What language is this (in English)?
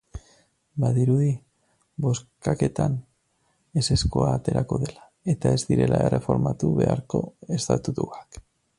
Basque